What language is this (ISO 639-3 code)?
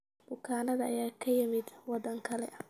som